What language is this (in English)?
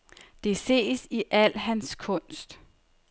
Danish